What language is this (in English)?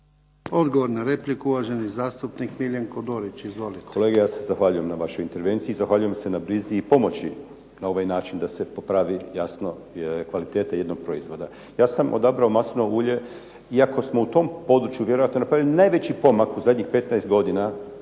Croatian